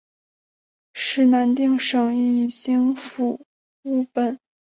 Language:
Chinese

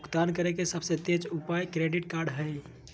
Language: Magahi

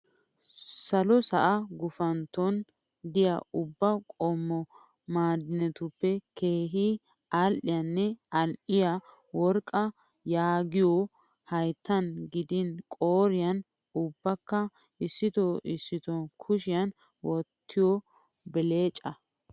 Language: Wolaytta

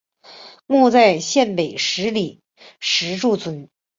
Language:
Chinese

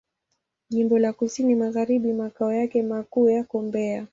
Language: Swahili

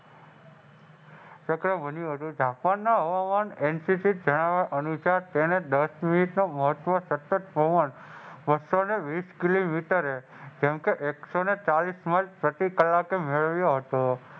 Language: Gujarati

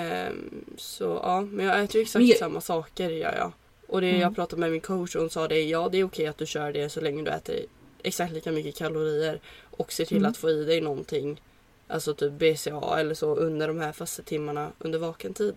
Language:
Swedish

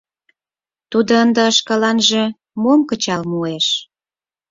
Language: Mari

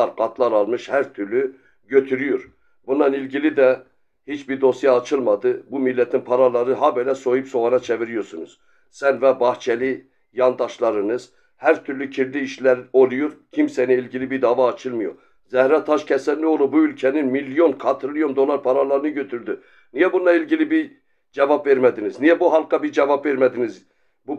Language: Turkish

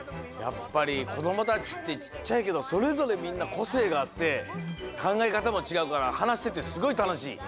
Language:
Japanese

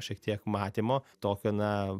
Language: Lithuanian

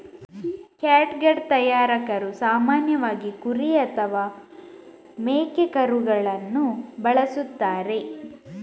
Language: Kannada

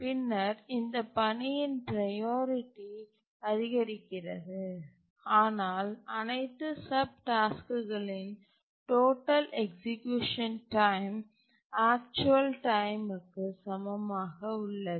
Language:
Tamil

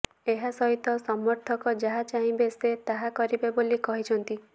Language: Odia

